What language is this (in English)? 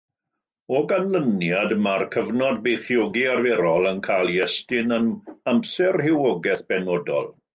Welsh